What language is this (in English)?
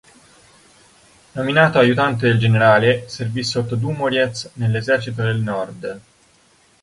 Italian